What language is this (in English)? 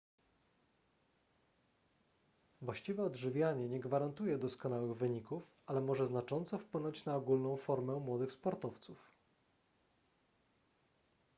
Polish